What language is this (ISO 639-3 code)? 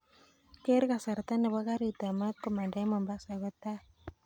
kln